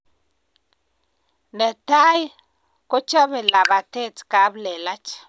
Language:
Kalenjin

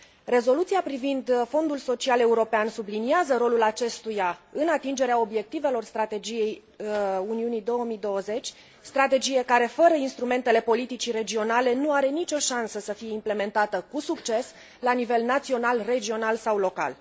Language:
Romanian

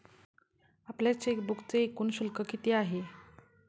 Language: Marathi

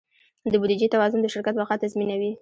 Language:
Pashto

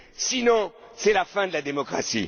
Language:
French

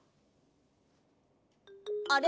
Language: Japanese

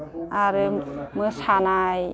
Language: Bodo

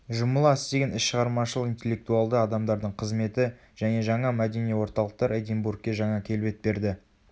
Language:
Kazakh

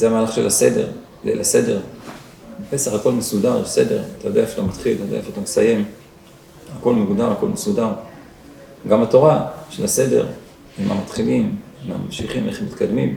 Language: Hebrew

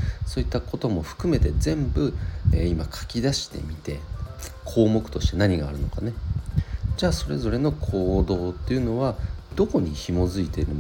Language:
Japanese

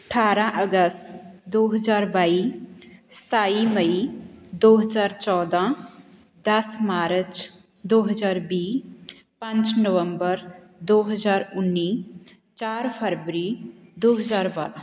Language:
Punjabi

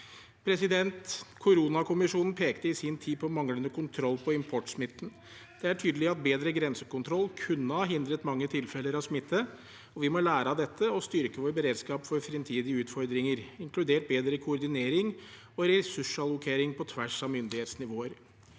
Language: Norwegian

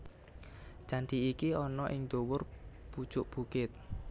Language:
Javanese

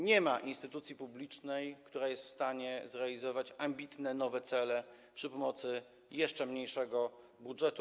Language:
Polish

